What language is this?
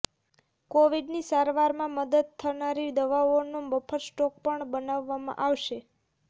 Gujarati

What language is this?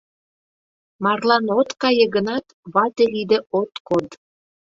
Mari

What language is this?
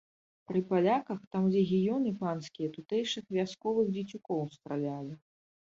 Belarusian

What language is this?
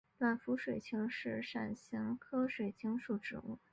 Chinese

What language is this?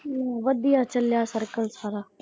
Punjabi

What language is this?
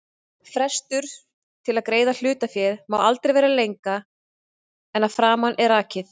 Icelandic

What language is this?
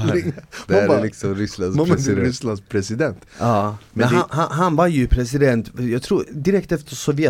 Swedish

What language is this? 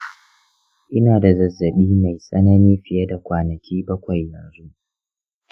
Hausa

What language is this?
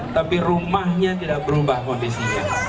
Indonesian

